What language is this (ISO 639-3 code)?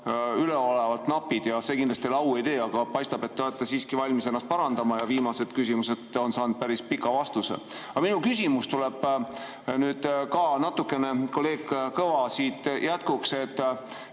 est